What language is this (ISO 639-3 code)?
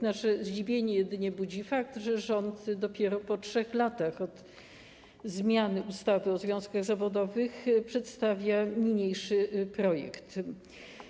pol